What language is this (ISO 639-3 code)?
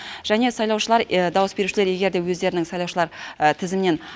kaz